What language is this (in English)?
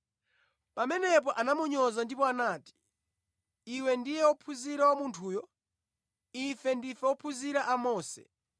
Nyanja